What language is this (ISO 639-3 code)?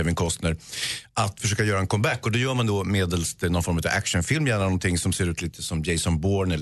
swe